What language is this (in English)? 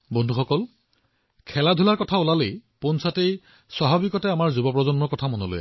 Assamese